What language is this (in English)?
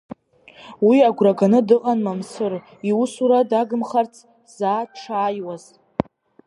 Abkhazian